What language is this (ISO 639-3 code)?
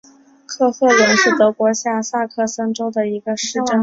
zho